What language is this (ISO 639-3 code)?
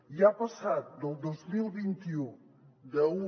cat